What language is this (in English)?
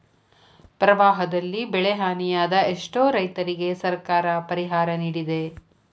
Kannada